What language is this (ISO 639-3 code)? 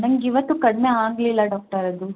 kan